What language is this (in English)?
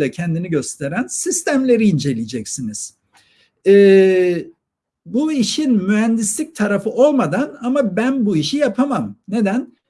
Turkish